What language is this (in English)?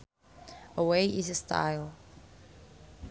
Sundanese